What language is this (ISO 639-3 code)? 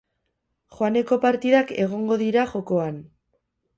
eus